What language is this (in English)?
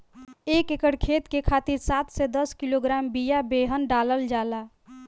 Bhojpuri